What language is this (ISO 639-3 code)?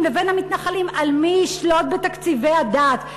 heb